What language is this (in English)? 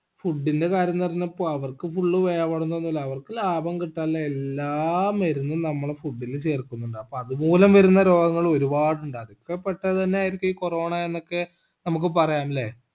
Malayalam